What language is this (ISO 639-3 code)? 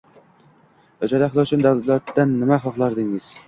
uzb